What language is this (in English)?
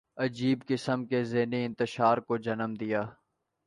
Urdu